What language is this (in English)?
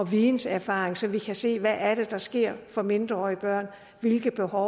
Danish